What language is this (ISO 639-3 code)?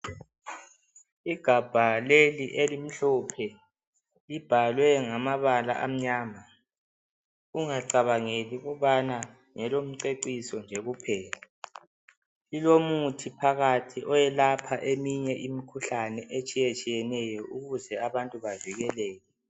nde